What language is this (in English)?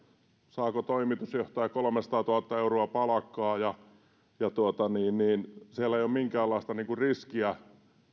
Finnish